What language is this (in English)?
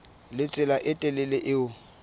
Southern Sotho